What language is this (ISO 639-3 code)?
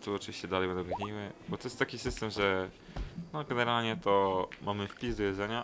pol